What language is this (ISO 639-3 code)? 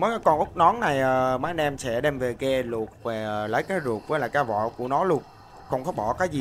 vie